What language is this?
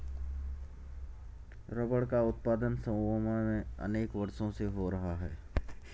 Hindi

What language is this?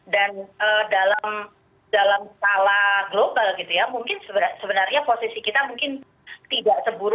Indonesian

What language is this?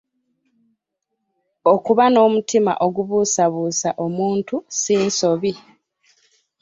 Ganda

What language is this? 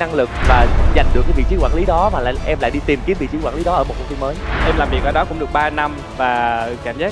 Vietnamese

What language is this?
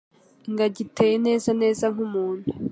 Kinyarwanda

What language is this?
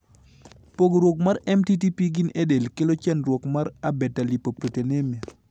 Luo (Kenya and Tanzania)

